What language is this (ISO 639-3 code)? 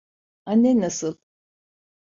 tur